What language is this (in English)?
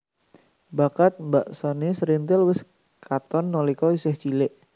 Javanese